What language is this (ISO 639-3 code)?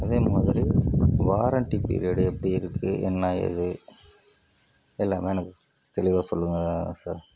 tam